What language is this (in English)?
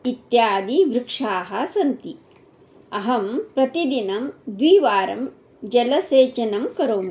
Sanskrit